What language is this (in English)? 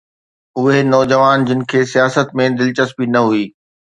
Sindhi